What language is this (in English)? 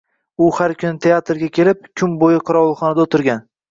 Uzbek